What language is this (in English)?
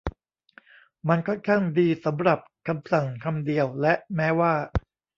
Thai